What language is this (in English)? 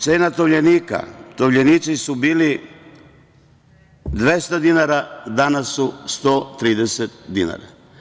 Serbian